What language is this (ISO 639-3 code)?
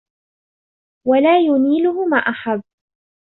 ara